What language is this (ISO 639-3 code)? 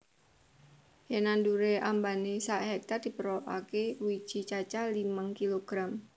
jav